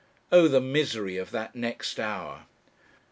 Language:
English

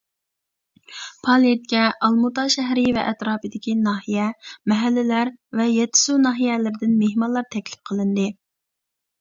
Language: Uyghur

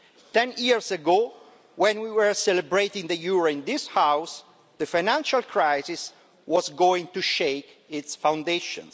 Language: English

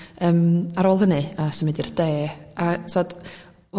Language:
Welsh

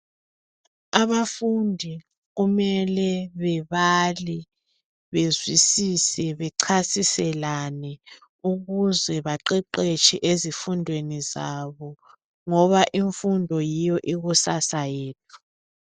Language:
North Ndebele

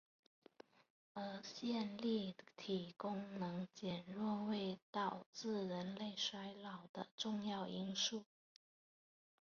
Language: Chinese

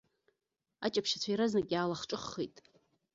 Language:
Abkhazian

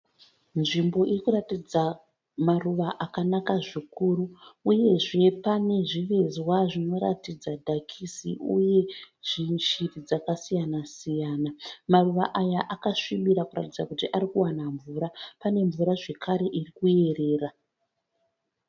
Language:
Shona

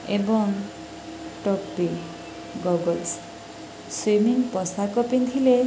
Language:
Odia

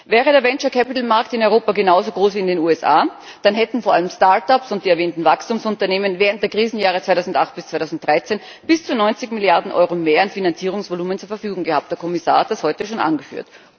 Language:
German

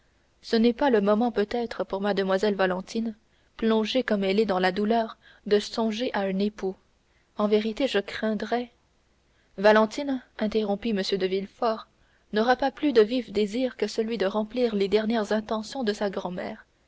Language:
French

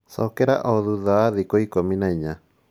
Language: Kikuyu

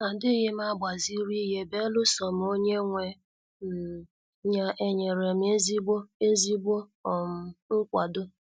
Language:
Igbo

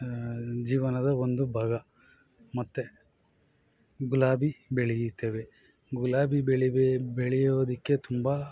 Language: Kannada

